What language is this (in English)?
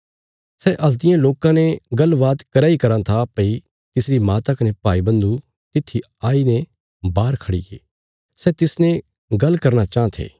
Bilaspuri